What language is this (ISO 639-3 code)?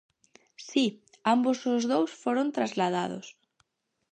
glg